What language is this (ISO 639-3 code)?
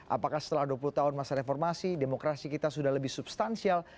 ind